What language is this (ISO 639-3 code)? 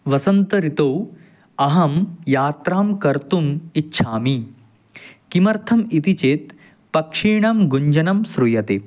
san